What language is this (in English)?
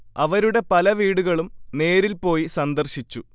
Malayalam